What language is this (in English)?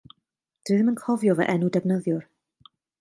Welsh